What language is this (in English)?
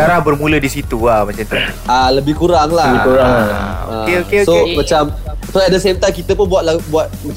Malay